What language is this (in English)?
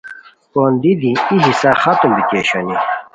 Khowar